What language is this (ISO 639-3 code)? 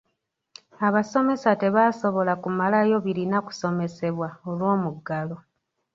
lug